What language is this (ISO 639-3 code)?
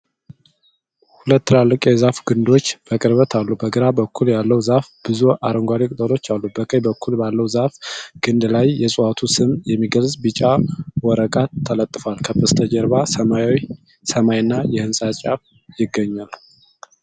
amh